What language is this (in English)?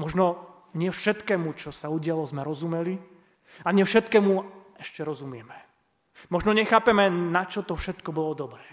Slovak